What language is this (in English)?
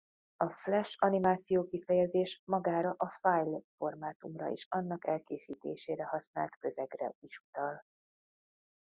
Hungarian